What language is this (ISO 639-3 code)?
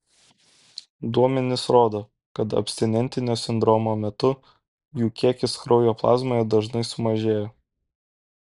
lit